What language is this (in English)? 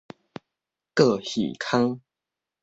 Min Nan Chinese